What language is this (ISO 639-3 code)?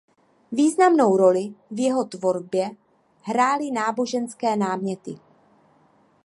ces